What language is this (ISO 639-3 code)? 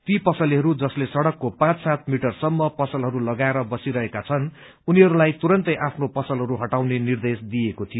nep